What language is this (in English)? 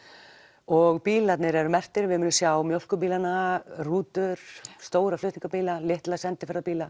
Icelandic